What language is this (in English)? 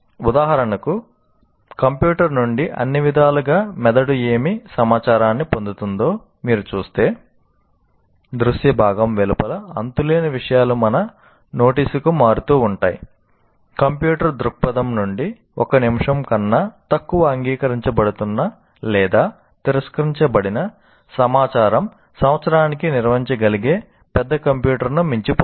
Telugu